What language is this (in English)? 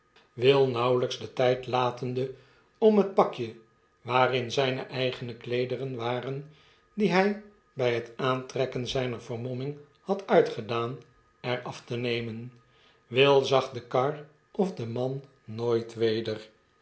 Dutch